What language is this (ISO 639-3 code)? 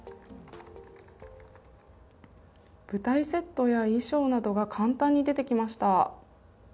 jpn